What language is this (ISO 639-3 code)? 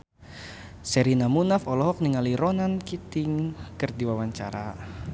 sun